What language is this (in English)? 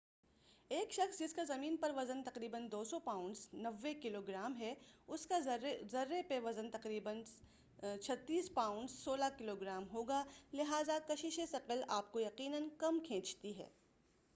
Urdu